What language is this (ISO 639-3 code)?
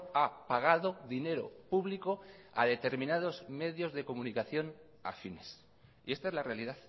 spa